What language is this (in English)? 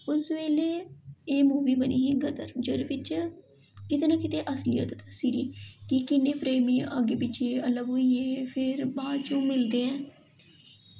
Dogri